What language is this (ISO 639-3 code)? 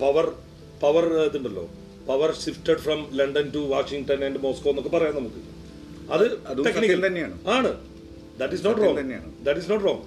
mal